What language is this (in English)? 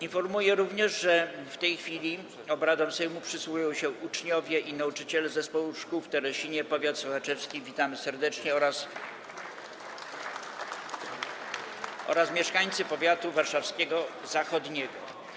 Polish